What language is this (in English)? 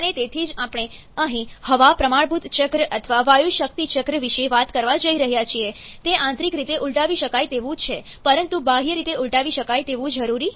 Gujarati